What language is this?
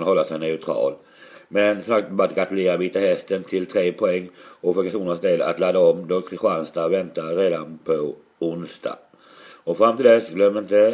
Swedish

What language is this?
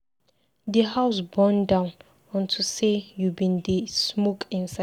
Nigerian Pidgin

